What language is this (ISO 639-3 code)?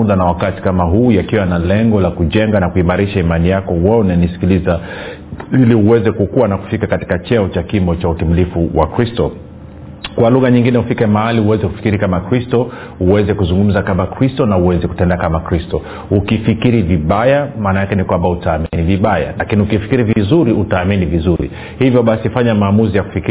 swa